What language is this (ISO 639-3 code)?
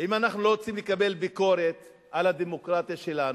heb